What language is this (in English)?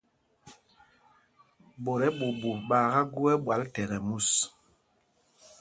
Mpumpong